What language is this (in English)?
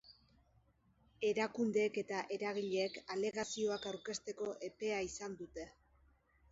Basque